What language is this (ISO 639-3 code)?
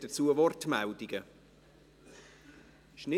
gsw